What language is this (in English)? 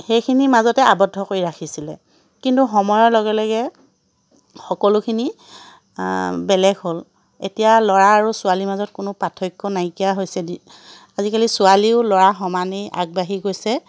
Assamese